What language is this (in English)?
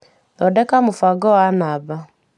Kikuyu